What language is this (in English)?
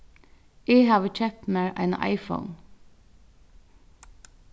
Faroese